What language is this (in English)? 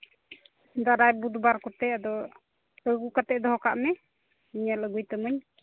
Santali